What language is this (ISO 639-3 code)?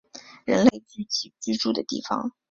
zho